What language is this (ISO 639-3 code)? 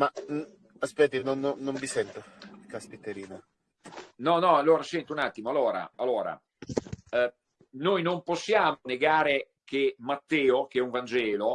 ita